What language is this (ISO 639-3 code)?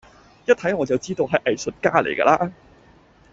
yue